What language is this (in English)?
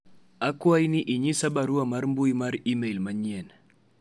Luo (Kenya and Tanzania)